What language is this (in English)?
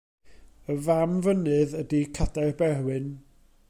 Welsh